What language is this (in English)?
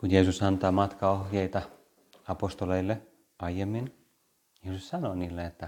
Finnish